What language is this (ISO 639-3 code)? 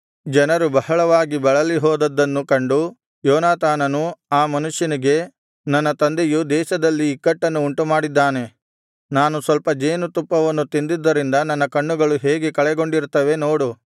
kan